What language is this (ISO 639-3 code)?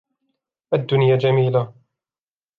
ara